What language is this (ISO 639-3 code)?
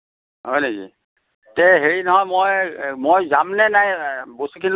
asm